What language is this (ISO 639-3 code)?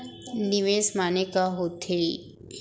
hne